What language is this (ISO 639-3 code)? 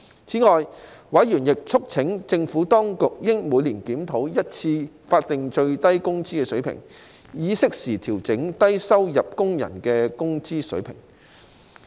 yue